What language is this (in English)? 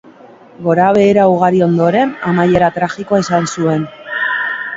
Basque